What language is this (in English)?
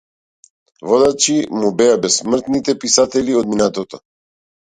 Macedonian